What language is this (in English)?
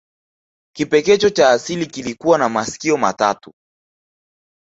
Swahili